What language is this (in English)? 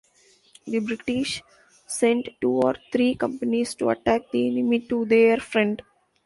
English